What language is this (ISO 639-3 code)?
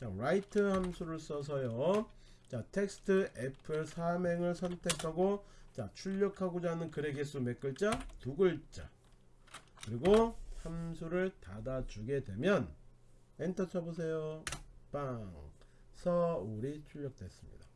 kor